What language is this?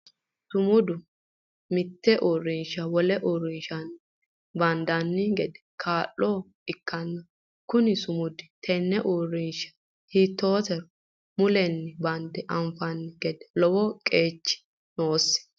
Sidamo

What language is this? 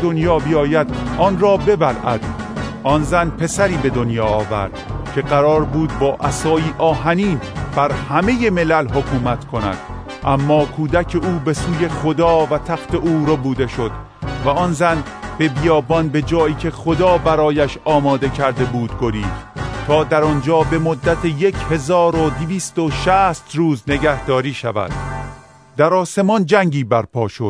Persian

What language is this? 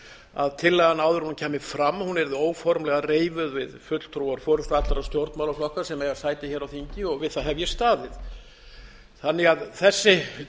Icelandic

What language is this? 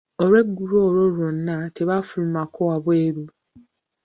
Ganda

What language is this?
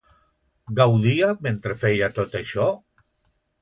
Catalan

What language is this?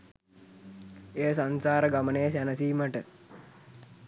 Sinhala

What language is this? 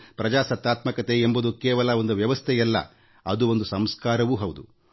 Kannada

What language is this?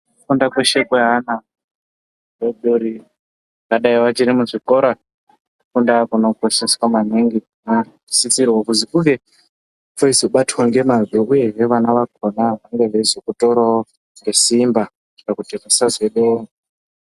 Ndau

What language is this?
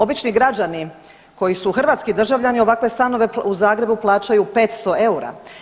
Croatian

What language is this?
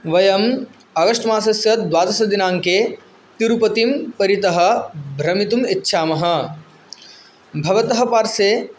Sanskrit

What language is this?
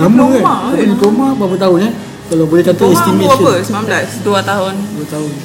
Malay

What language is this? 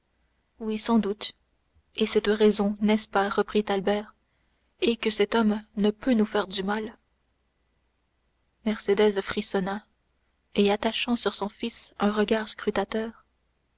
French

